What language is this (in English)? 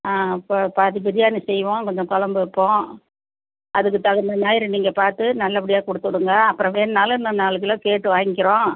Tamil